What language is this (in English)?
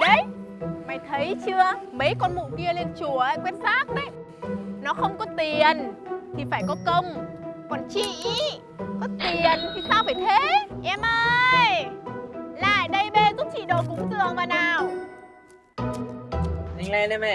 Vietnamese